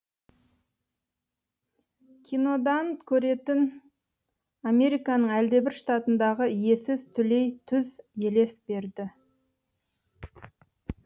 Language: Kazakh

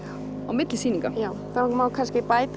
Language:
Icelandic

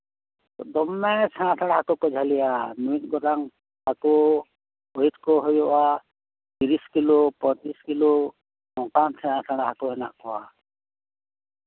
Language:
Santali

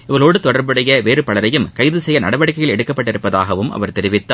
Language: Tamil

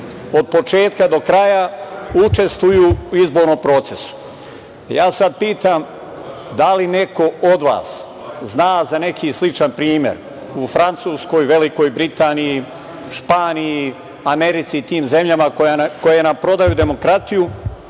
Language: Serbian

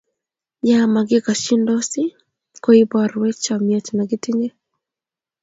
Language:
Kalenjin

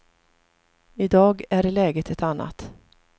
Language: Swedish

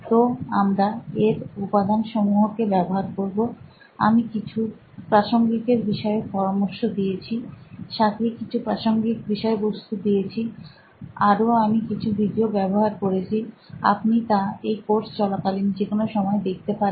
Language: Bangla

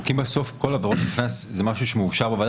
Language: Hebrew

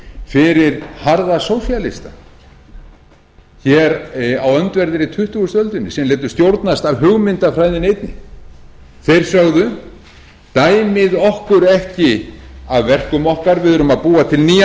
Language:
Icelandic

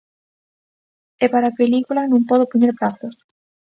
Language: Galician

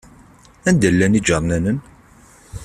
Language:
Kabyle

